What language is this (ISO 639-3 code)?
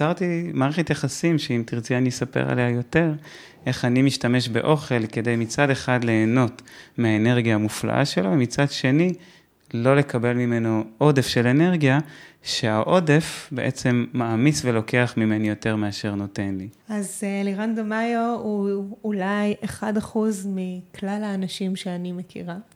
heb